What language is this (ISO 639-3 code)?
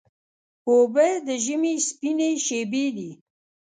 pus